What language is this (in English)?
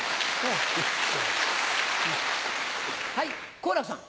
Japanese